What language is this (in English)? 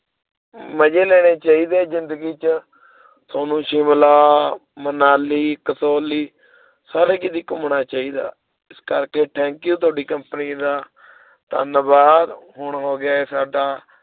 Punjabi